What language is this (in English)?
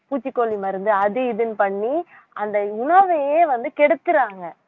Tamil